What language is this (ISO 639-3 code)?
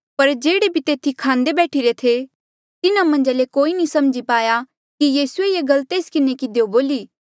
mjl